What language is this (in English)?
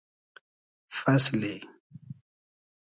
Hazaragi